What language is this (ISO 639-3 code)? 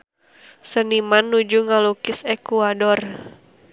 sun